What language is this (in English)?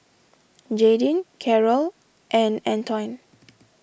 English